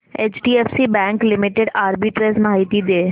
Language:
Marathi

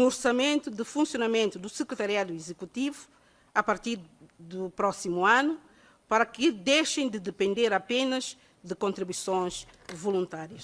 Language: Portuguese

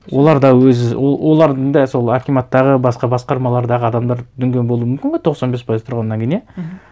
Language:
Kazakh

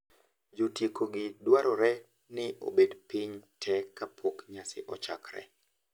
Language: Luo (Kenya and Tanzania)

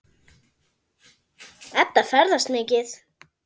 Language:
Icelandic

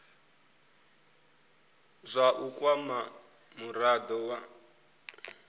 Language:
Venda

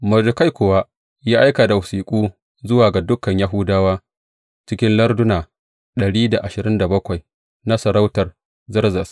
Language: Hausa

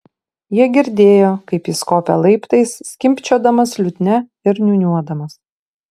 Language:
Lithuanian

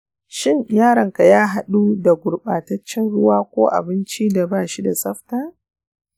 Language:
Hausa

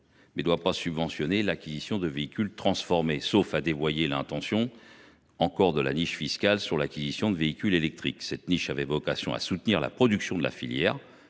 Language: French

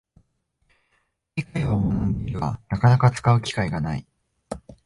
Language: Japanese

